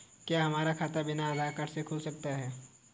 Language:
Hindi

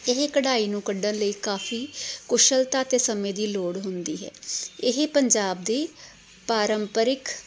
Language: Punjabi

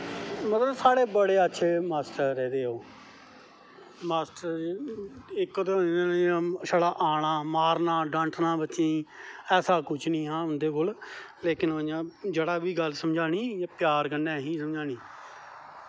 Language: Dogri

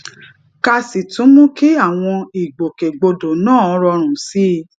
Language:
Yoruba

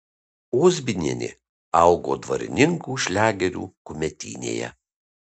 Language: Lithuanian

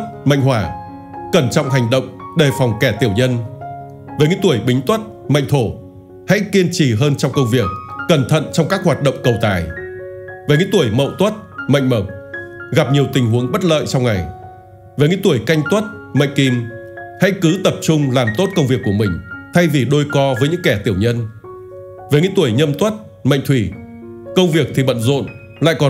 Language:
Vietnamese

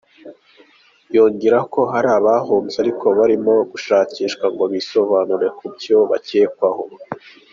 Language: Kinyarwanda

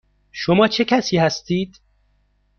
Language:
Persian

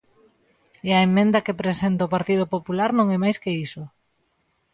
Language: Galician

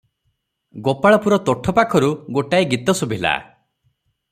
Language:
Odia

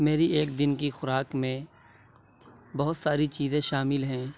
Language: Urdu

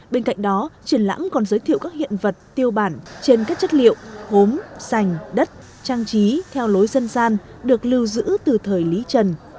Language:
Vietnamese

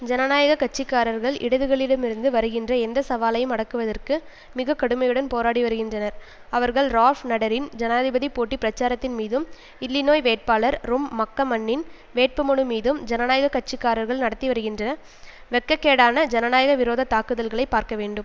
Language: Tamil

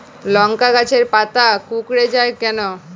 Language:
Bangla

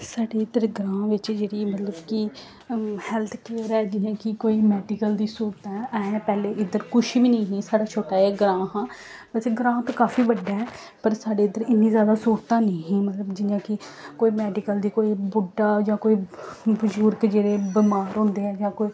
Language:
Dogri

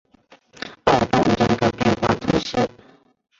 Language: Chinese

